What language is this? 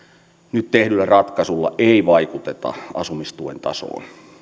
Finnish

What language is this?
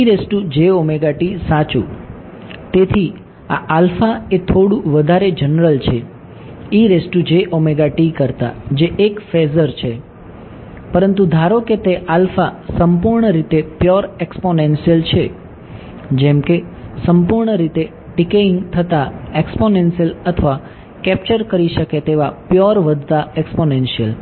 Gujarati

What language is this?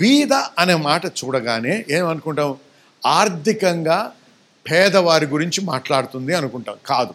Telugu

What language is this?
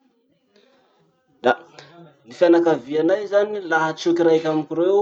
Masikoro Malagasy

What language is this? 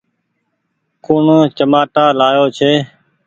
Goaria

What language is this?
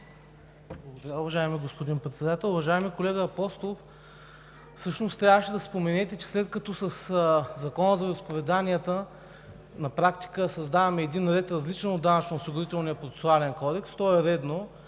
Bulgarian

